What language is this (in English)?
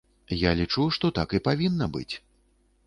Belarusian